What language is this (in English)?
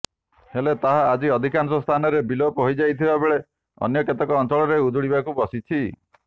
Odia